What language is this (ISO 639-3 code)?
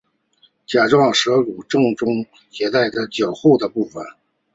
zho